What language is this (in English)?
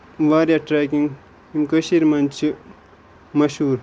Kashmiri